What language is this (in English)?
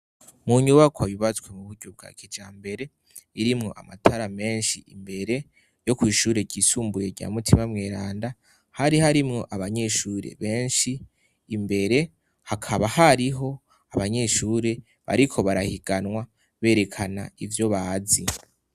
Rundi